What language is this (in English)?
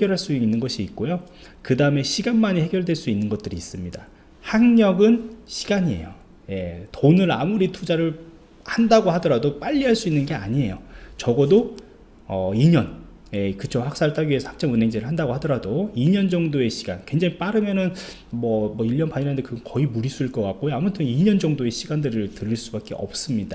Korean